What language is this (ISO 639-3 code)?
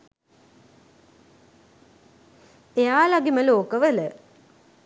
sin